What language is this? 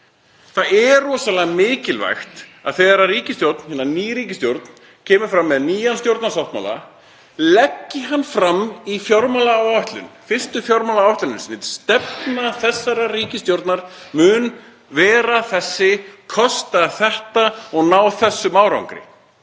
Icelandic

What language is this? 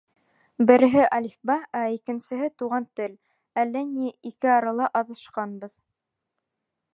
Bashkir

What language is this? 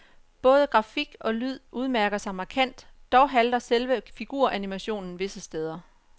Danish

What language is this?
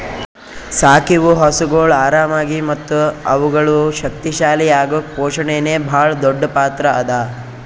Kannada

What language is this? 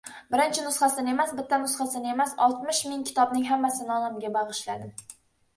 Uzbek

